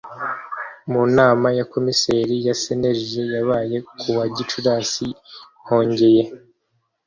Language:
Kinyarwanda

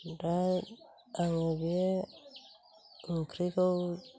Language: Bodo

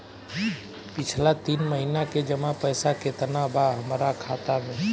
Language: Bhojpuri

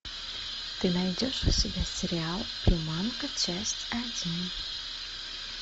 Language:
Russian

